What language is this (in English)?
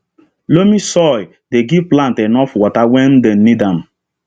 Nigerian Pidgin